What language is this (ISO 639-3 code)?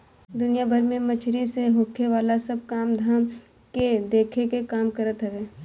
bho